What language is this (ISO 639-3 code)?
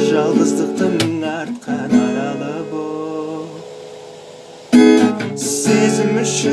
kaz